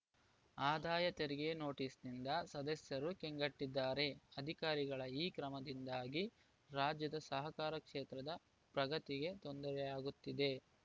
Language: Kannada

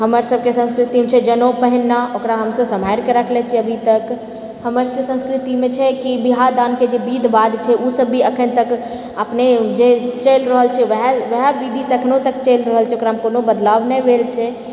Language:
Maithili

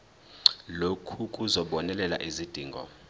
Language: Zulu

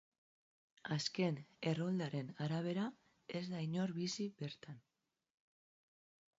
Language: Basque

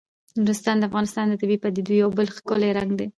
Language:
Pashto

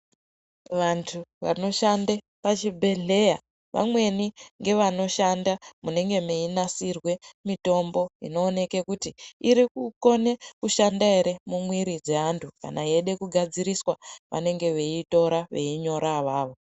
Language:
Ndau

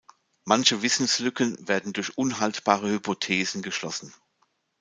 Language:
German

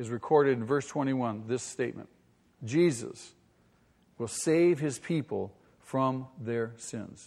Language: English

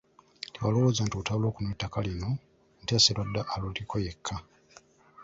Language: Ganda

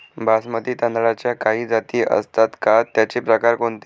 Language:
Marathi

